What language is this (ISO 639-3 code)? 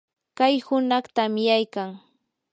qur